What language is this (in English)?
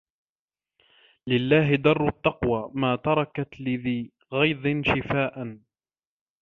Arabic